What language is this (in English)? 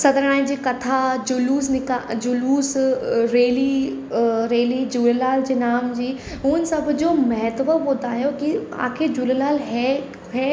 Sindhi